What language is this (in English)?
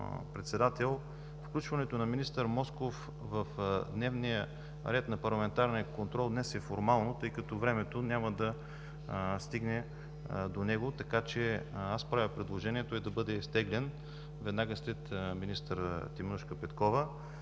Bulgarian